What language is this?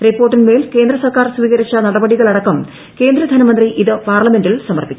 Malayalam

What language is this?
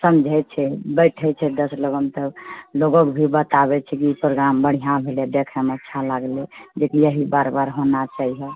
Maithili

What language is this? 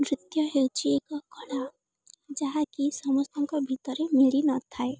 Odia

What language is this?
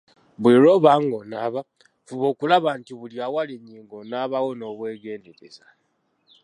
Ganda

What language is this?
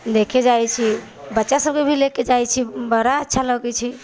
Maithili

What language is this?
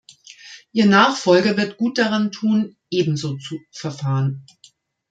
German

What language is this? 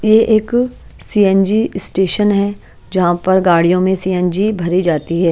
Hindi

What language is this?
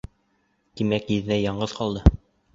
Bashkir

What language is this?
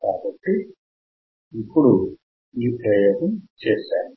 Telugu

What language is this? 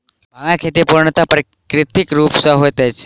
Maithili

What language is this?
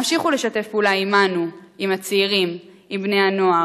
Hebrew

